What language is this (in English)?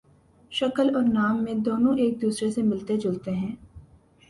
Urdu